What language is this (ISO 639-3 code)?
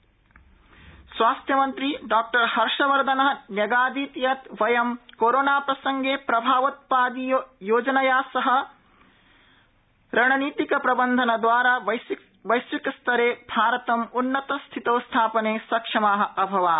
san